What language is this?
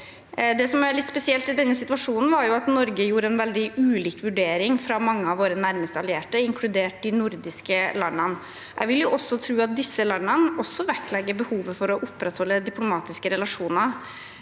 Norwegian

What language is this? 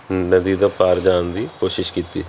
Punjabi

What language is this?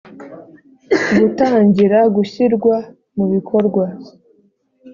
Kinyarwanda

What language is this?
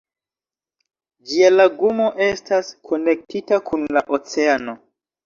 Esperanto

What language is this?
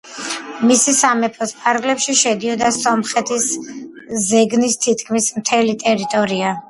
Georgian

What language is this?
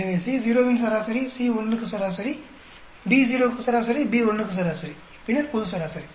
Tamil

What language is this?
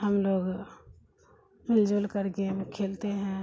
Urdu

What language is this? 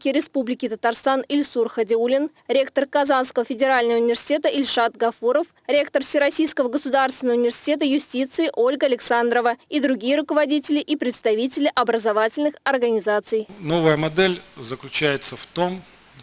Russian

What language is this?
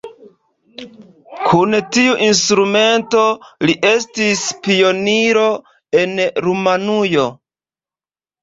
Esperanto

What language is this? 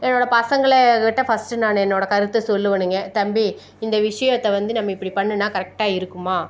Tamil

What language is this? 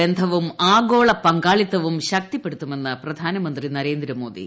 Malayalam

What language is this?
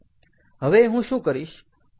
Gujarati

